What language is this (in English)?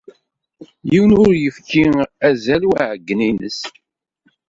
Kabyle